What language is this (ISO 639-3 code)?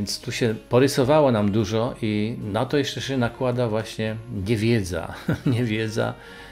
pol